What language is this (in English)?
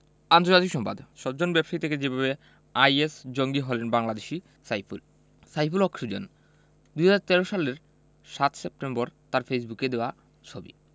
Bangla